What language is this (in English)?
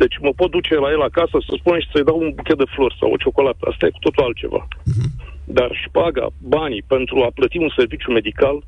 Romanian